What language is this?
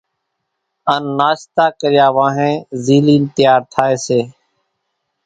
Kachi Koli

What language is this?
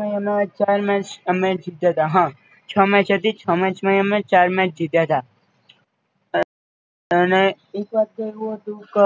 Gujarati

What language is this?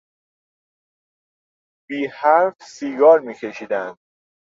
Persian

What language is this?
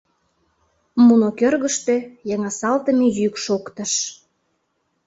Mari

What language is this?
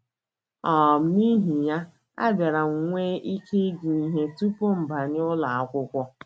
Igbo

